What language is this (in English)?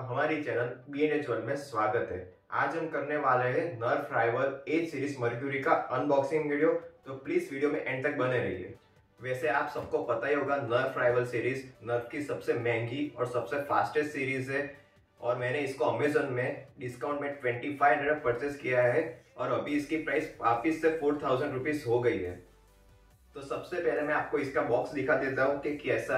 Hindi